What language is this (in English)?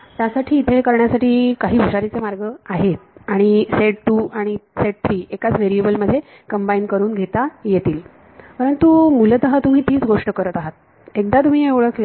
Marathi